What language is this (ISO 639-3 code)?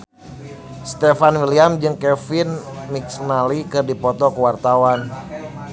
sun